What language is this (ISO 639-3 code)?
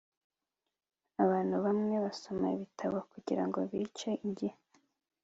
kin